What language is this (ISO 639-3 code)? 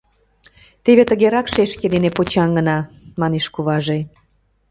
chm